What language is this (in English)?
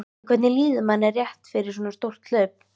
Icelandic